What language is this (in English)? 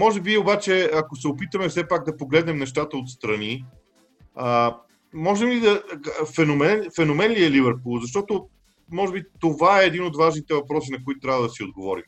Bulgarian